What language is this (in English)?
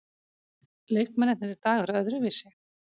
Icelandic